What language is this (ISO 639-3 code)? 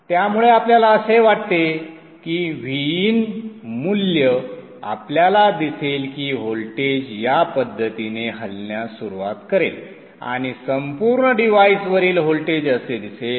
mar